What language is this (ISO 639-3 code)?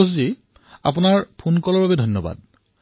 asm